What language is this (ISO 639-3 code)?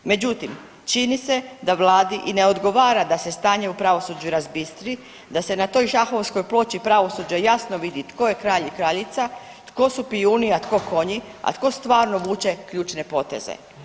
hrv